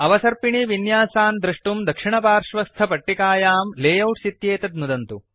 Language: Sanskrit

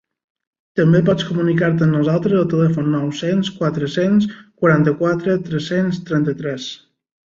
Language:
Catalan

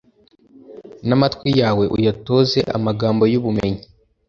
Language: Kinyarwanda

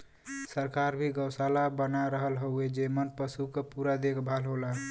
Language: Bhojpuri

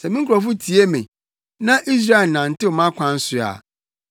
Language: Akan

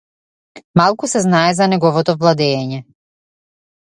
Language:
Macedonian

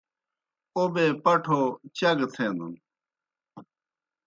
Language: Kohistani Shina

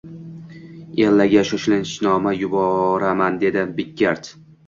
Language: Uzbek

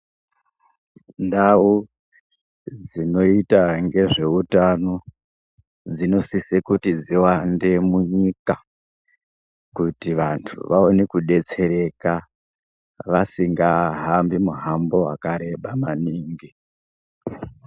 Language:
Ndau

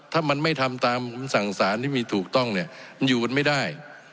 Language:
Thai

